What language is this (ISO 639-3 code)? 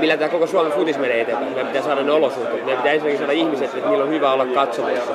fin